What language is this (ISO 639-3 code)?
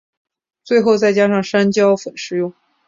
zho